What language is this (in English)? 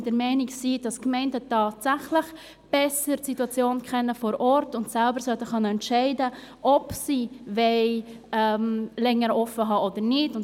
Swiss German